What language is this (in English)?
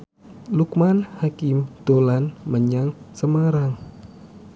Javanese